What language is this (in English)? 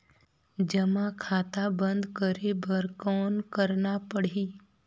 Chhattisgarhi